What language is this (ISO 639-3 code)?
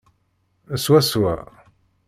kab